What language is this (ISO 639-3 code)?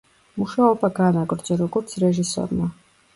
kat